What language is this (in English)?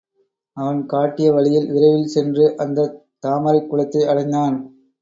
Tamil